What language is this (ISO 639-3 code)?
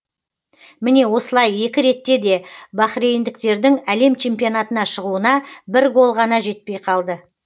kaz